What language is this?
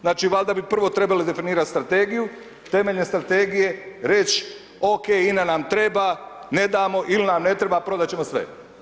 Croatian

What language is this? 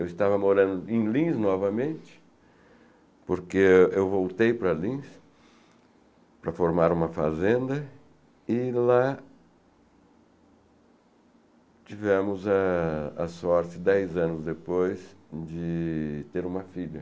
Portuguese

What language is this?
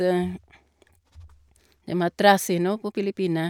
Norwegian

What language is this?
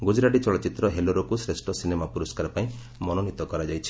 Odia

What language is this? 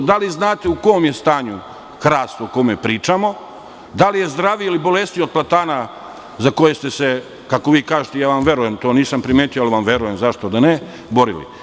Serbian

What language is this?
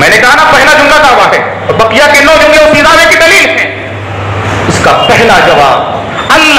Arabic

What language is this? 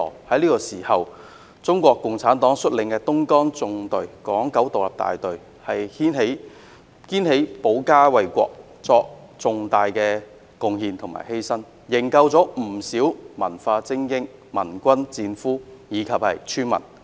Cantonese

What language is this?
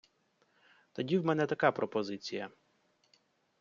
Ukrainian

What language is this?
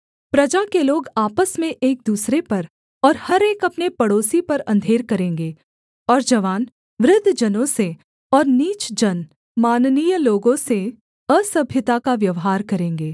Hindi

